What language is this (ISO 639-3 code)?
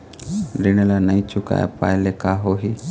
hne